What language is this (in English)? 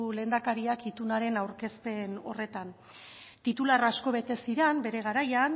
Basque